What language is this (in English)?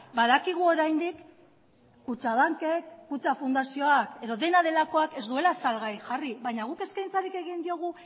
Basque